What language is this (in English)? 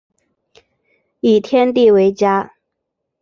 Chinese